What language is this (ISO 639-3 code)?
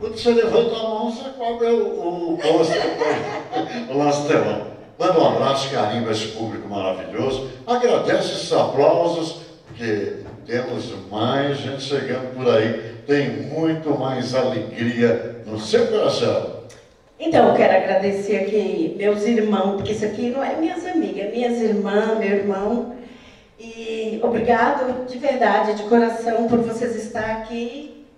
por